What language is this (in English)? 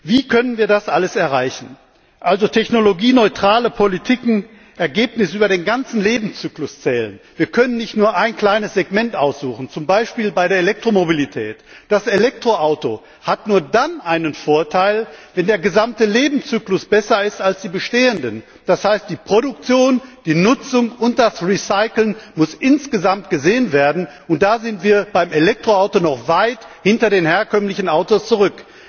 German